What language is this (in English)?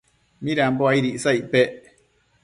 Matsés